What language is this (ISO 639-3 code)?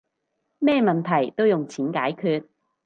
yue